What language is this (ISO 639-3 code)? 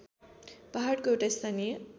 nep